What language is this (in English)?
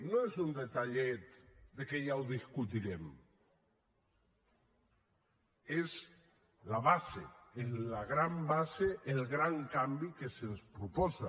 Catalan